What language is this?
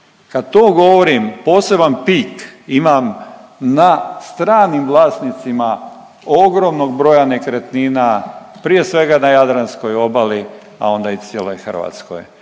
Croatian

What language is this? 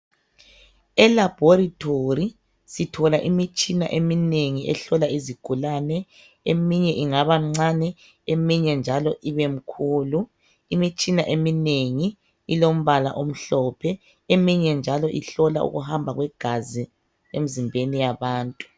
North Ndebele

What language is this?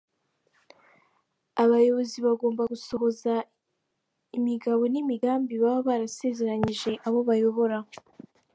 Kinyarwanda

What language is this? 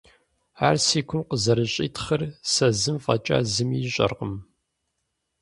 Kabardian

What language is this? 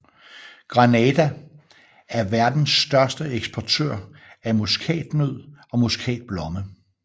Danish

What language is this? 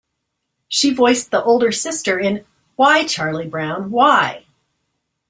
English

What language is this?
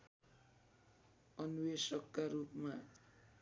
Nepali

